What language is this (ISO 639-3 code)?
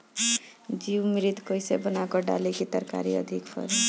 bho